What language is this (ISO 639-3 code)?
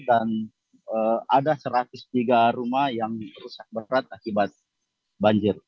ind